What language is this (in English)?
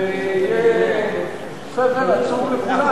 Hebrew